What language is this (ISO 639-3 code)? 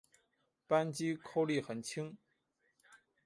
zho